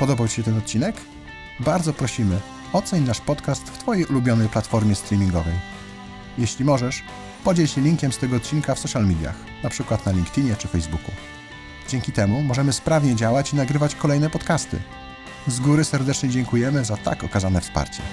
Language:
Polish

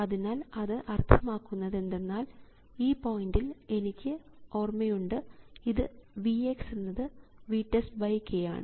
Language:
Malayalam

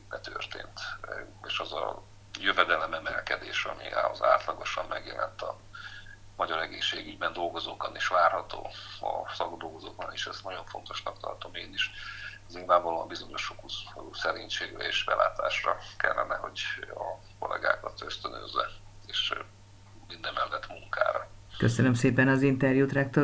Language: Hungarian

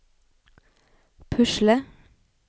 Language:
Norwegian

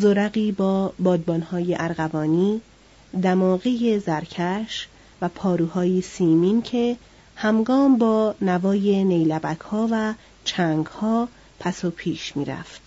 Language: Persian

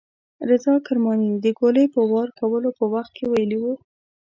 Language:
Pashto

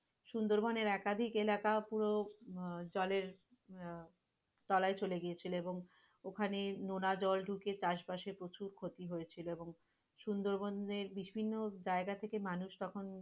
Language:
Bangla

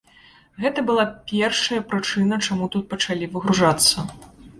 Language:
Belarusian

